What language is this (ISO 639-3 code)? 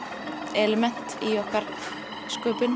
isl